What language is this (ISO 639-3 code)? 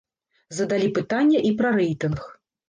bel